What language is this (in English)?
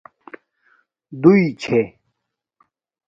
Domaaki